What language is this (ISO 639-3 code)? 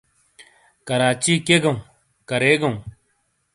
scl